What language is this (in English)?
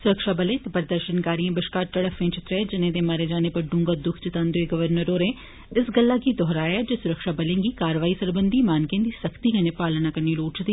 Dogri